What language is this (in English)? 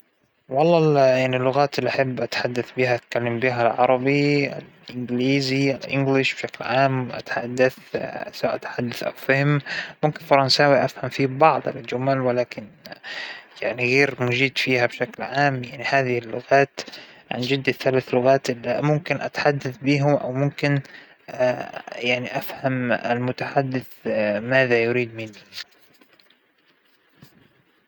Hijazi Arabic